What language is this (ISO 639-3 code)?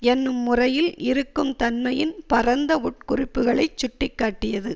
tam